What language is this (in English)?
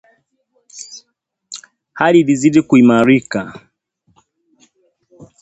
Swahili